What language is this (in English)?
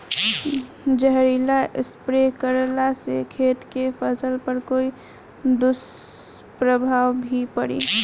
Bhojpuri